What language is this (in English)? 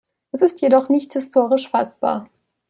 German